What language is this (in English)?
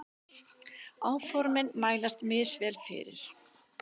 Icelandic